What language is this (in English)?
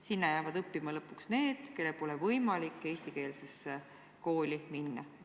Estonian